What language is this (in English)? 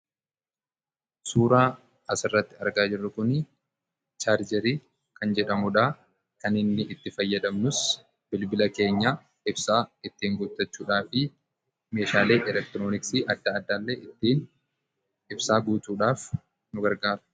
Oromo